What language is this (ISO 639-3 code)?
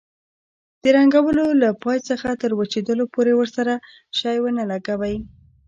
pus